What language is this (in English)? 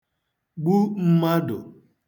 Igbo